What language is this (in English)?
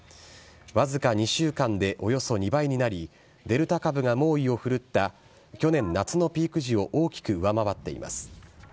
Japanese